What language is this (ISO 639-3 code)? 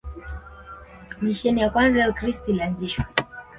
swa